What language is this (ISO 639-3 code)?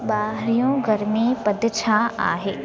snd